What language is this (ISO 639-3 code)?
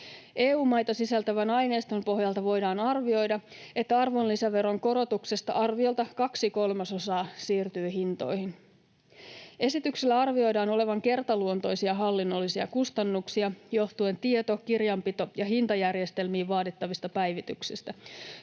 fin